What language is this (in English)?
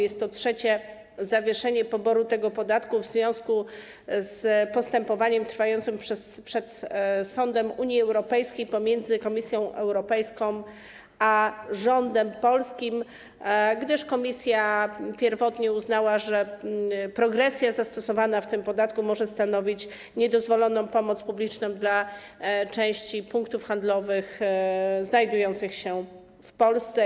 Polish